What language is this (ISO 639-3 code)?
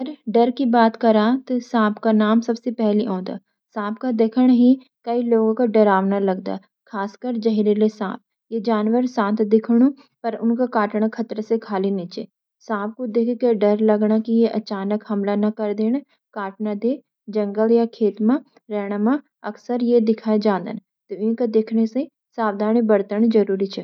gbm